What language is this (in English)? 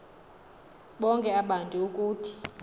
Xhosa